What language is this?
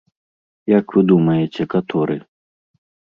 Belarusian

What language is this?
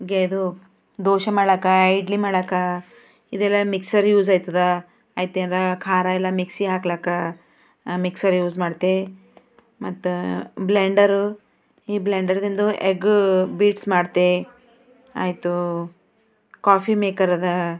Kannada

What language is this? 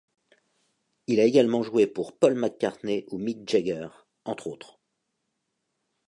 French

